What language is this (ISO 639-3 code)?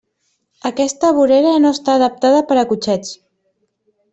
cat